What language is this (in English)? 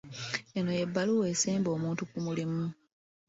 Ganda